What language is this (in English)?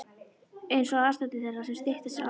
Icelandic